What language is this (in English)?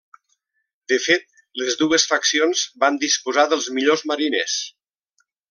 Catalan